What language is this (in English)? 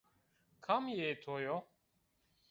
Zaza